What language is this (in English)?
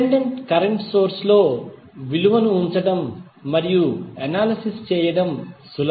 Telugu